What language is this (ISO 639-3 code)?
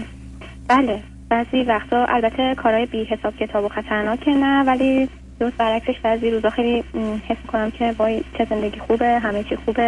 fas